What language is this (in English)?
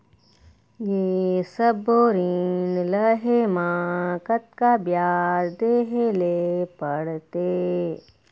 Chhattisgarhi